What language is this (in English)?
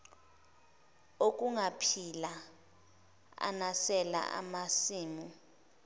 Zulu